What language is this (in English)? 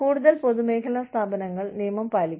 Malayalam